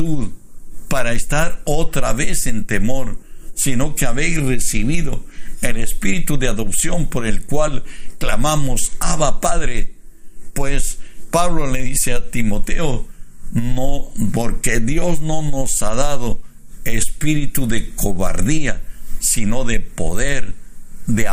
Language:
Spanish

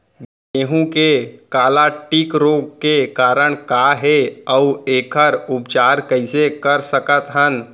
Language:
Chhattisgarhi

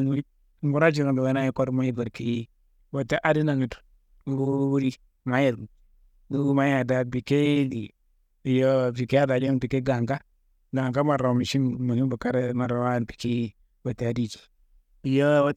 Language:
Kanembu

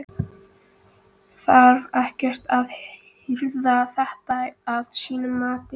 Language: Icelandic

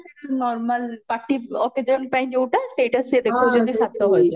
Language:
Odia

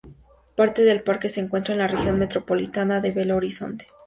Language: Spanish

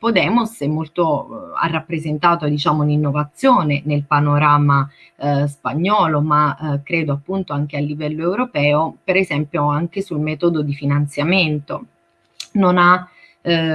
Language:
Italian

